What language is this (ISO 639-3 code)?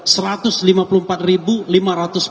ind